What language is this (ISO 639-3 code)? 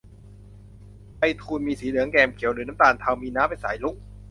tha